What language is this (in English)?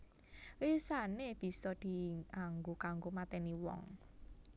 Javanese